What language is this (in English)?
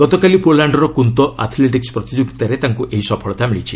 Odia